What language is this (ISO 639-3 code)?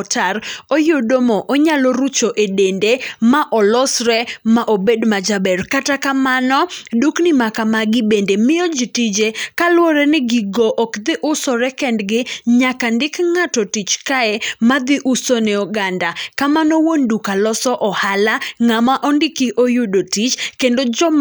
luo